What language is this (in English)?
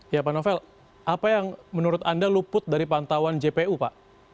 Indonesian